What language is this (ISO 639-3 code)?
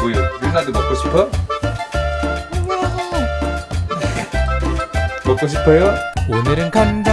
kor